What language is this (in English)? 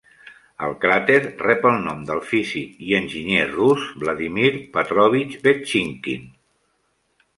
Catalan